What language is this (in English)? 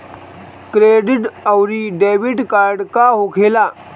Bhojpuri